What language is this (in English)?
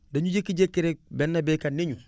Wolof